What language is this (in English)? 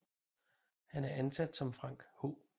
Danish